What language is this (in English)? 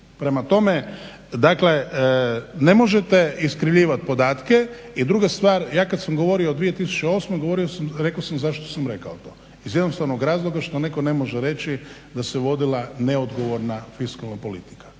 Croatian